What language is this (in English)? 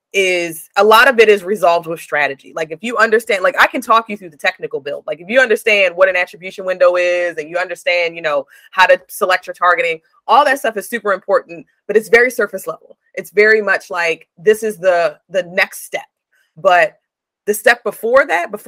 English